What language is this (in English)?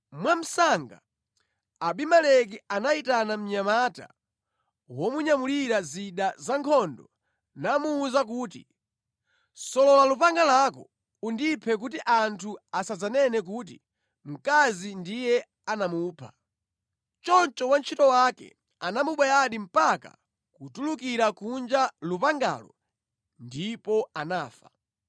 Nyanja